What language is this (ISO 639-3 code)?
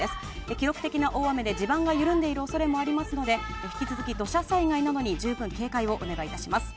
jpn